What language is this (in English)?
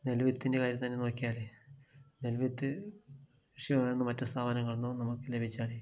Malayalam